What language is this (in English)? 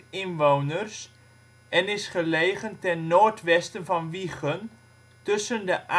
Dutch